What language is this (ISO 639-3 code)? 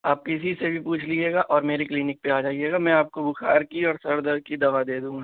urd